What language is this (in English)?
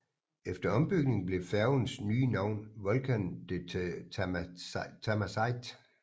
Danish